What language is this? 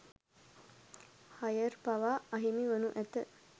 Sinhala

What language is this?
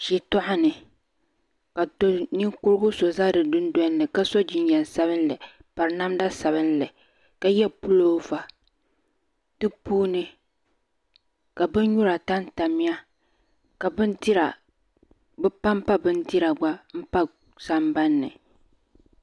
Dagbani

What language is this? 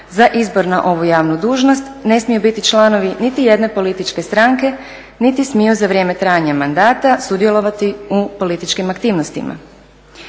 Croatian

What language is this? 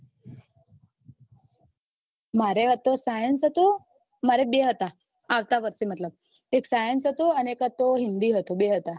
Gujarati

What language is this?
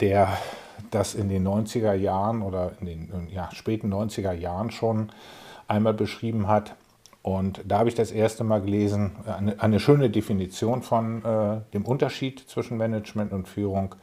German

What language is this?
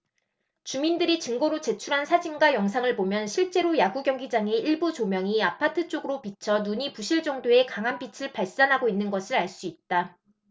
Korean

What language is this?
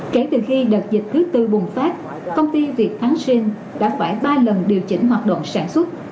Vietnamese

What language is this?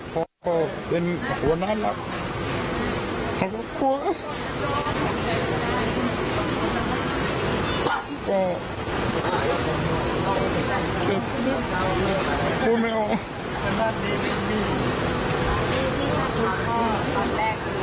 Thai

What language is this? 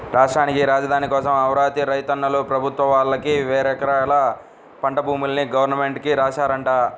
Telugu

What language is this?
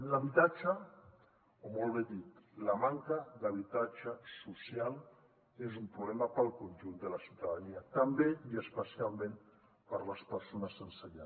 Catalan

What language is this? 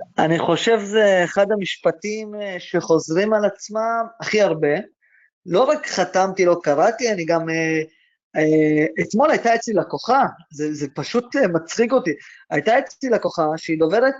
Hebrew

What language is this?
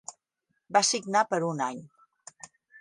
Catalan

